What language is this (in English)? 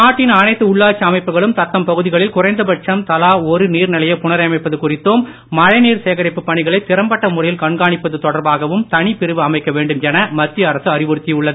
Tamil